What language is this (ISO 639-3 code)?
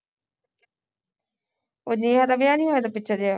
pan